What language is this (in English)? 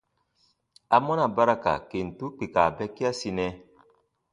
Baatonum